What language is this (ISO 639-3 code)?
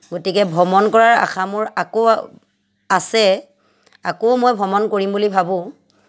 asm